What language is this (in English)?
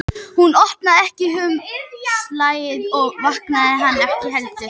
Icelandic